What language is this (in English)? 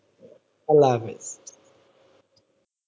Bangla